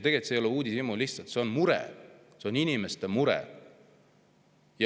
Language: Estonian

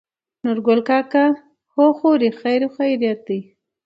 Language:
Pashto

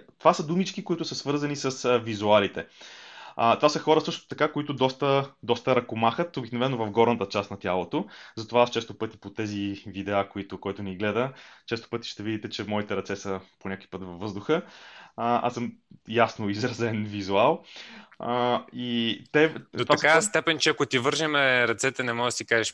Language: Bulgarian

